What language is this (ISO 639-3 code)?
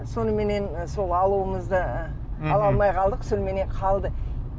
kaz